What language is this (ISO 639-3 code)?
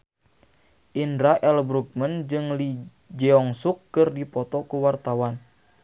sun